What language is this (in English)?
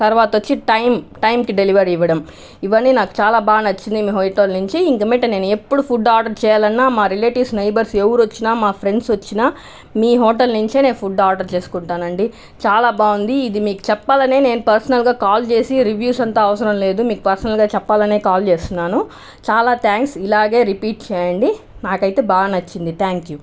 Telugu